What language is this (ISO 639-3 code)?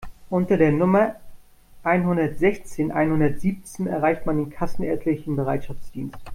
deu